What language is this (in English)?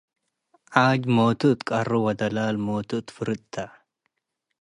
Tigre